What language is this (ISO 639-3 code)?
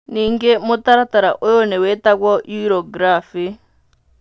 kik